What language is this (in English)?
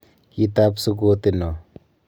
Kalenjin